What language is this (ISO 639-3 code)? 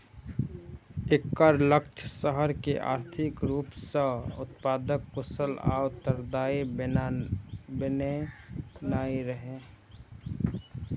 mai